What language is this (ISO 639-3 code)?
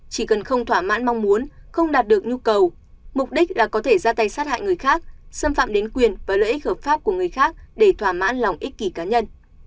vie